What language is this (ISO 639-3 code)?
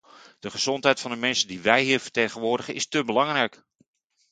nld